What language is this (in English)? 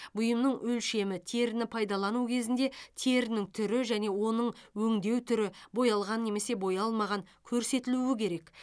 Kazakh